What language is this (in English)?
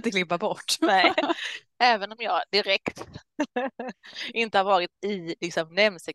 Swedish